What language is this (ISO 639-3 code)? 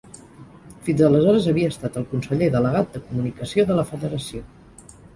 cat